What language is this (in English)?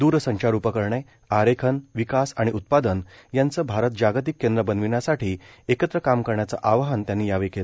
Marathi